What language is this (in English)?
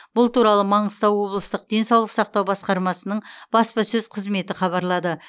Kazakh